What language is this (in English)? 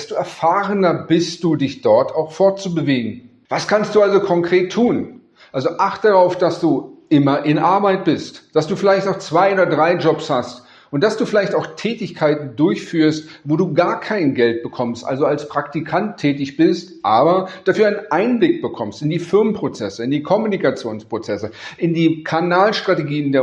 German